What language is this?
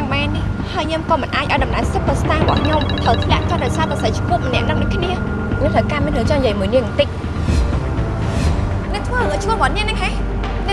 Vietnamese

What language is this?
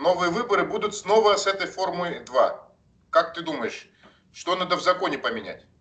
Russian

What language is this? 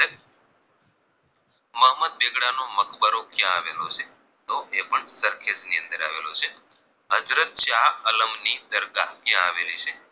Gujarati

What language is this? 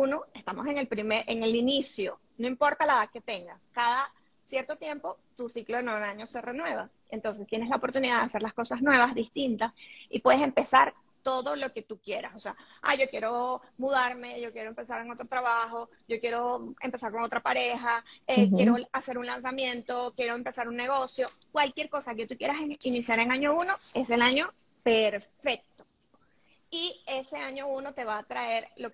Spanish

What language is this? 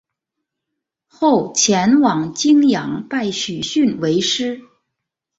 Chinese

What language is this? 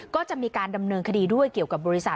Thai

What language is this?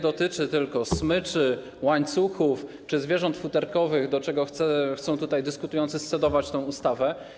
Polish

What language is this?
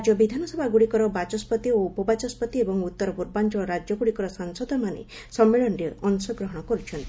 Odia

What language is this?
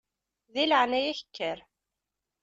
Kabyle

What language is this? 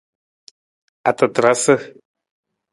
Nawdm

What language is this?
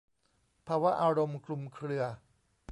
Thai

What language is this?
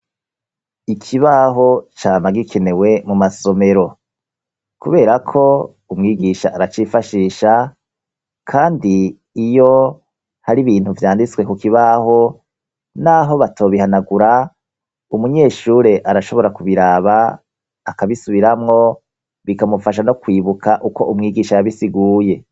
Rundi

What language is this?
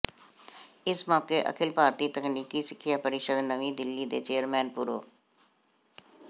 Punjabi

